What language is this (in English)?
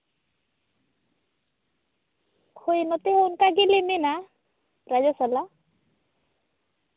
Santali